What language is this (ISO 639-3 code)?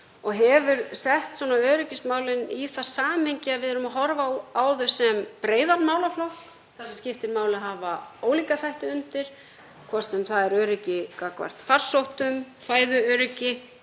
isl